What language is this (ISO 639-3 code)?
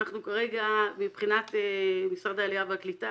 heb